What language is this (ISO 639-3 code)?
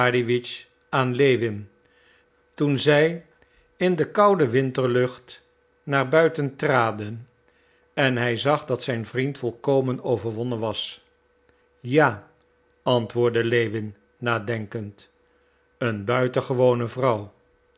nld